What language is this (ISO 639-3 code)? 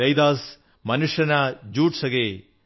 mal